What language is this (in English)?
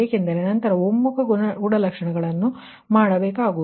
Kannada